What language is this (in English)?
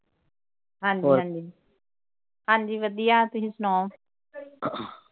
Punjabi